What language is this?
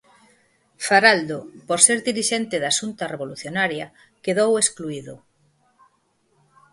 Galician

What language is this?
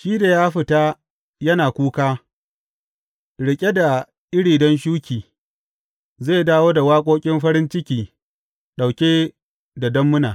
Hausa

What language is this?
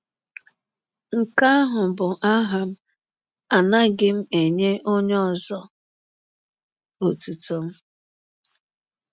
Igbo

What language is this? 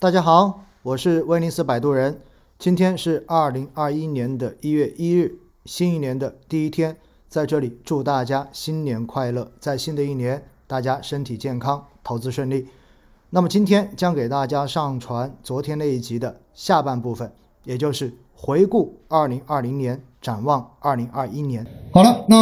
Chinese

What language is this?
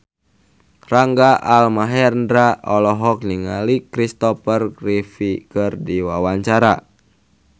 Sundanese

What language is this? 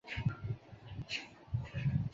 Chinese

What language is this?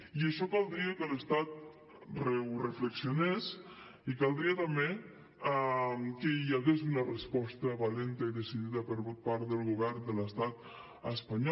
Catalan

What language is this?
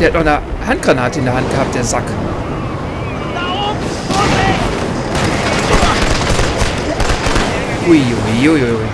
German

